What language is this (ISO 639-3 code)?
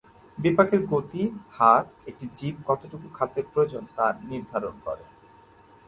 ben